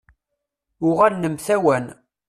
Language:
Kabyle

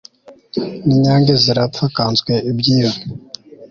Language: Kinyarwanda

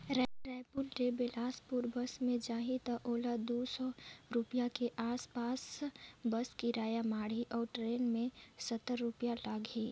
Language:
Chhattisgarhi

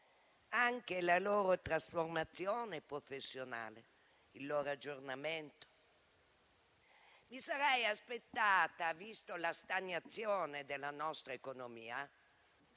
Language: Italian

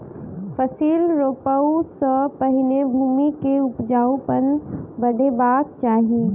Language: Maithili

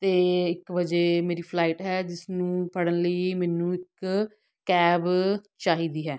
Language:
Punjabi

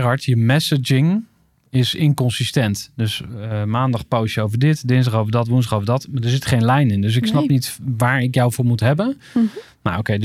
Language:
Dutch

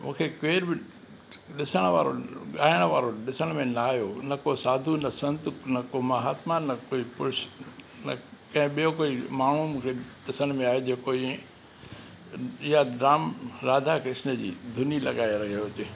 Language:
Sindhi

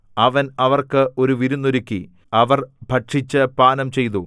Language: Malayalam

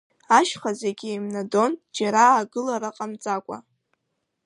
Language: Abkhazian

